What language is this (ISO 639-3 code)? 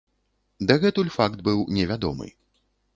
bel